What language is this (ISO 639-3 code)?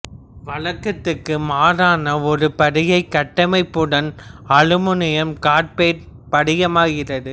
tam